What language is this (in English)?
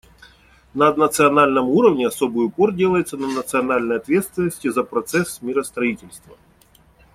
Russian